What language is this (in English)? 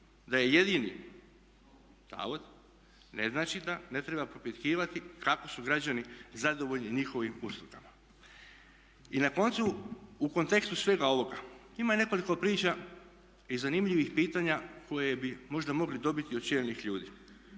Croatian